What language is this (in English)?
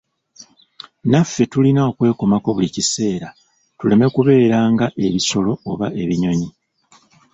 Ganda